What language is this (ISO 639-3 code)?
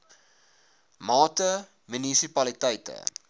afr